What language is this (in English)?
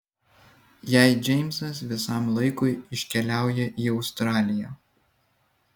Lithuanian